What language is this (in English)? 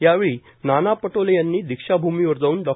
Marathi